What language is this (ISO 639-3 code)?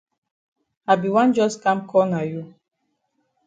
wes